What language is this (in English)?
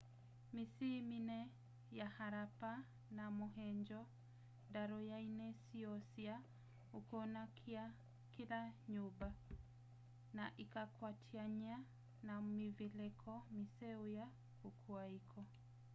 Kamba